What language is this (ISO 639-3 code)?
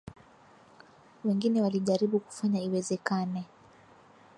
swa